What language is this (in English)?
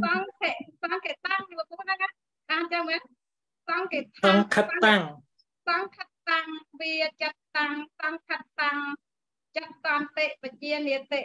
Thai